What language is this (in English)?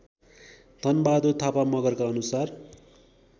Nepali